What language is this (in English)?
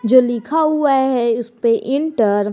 Hindi